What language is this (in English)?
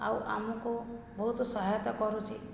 Odia